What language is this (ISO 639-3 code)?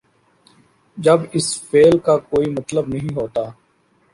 urd